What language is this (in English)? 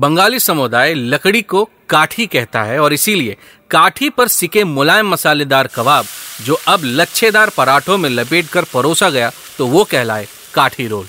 Hindi